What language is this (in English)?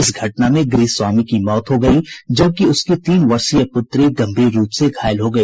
Hindi